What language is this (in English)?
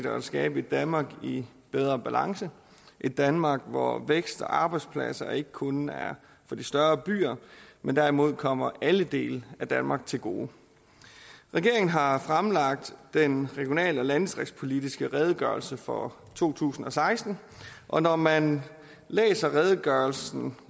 Danish